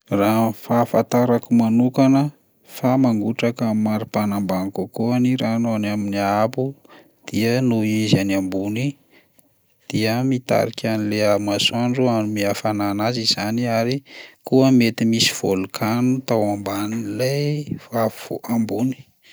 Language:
Malagasy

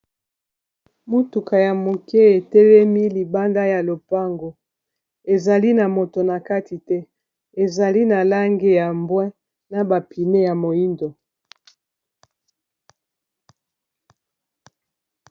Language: Lingala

